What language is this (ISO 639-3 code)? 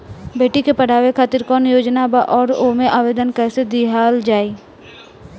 bho